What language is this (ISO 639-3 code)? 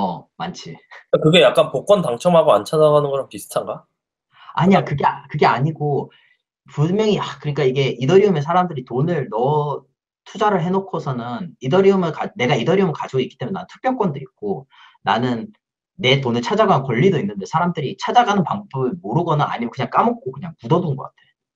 kor